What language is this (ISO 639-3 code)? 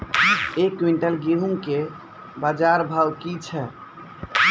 mai